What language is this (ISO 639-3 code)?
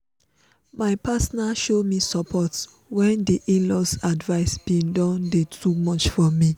pcm